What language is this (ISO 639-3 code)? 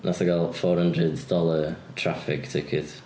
cym